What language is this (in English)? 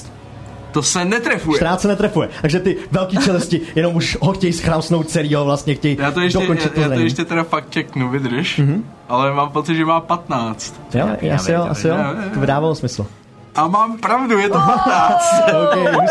Czech